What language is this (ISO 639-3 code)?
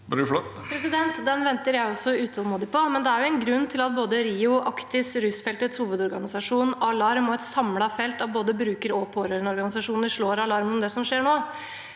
nor